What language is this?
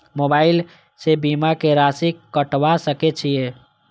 Maithili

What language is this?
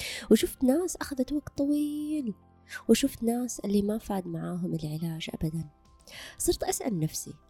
Arabic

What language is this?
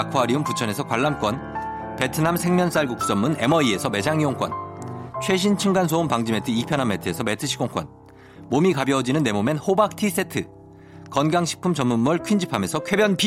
Korean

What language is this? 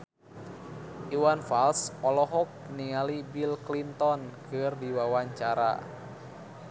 Sundanese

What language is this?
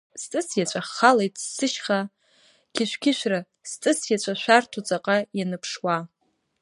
Abkhazian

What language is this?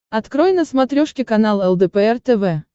Russian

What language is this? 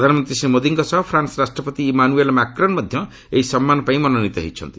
Odia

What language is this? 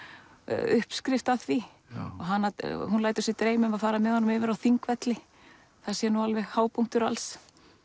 Icelandic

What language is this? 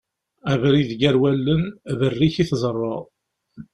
Kabyle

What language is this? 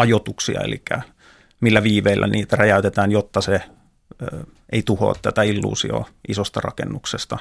Finnish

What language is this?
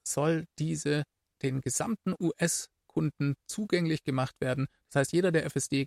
German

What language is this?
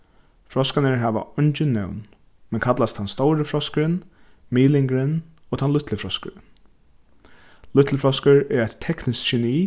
Faroese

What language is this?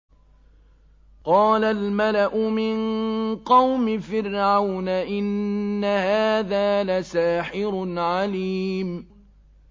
Arabic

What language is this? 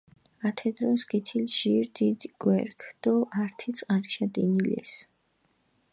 Mingrelian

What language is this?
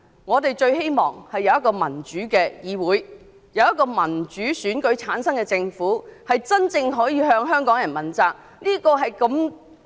Cantonese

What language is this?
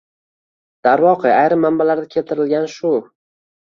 Uzbek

